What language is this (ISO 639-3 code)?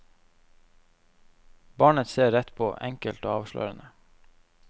nor